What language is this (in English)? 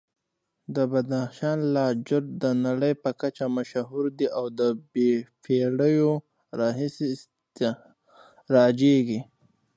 Pashto